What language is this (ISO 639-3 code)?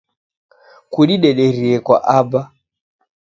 dav